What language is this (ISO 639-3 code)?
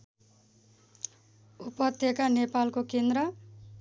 nep